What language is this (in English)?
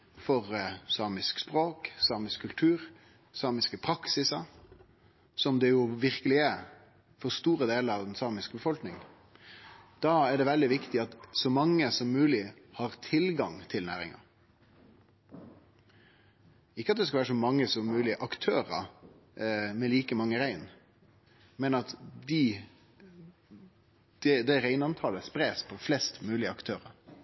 Norwegian Nynorsk